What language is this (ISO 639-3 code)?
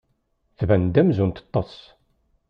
kab